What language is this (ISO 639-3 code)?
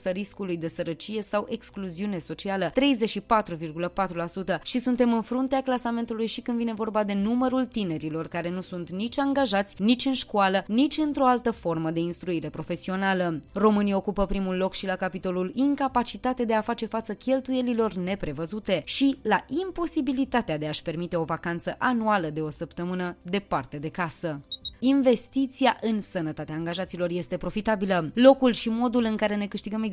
ron